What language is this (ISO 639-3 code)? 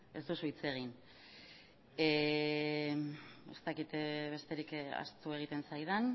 eus